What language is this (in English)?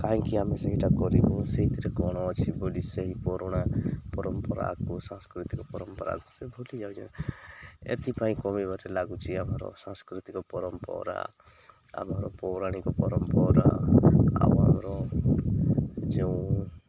Odia